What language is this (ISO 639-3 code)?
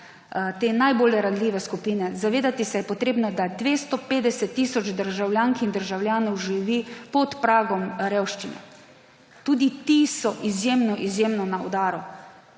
slv